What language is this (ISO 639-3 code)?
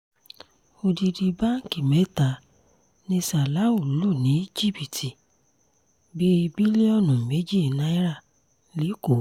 yor